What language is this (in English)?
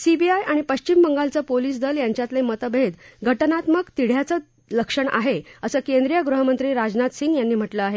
Marathi